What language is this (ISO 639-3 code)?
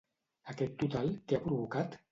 cat